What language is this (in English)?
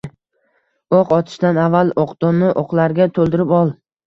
Uzbek